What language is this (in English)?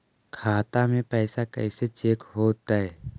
Magahi